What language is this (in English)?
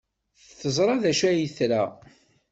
Kabyle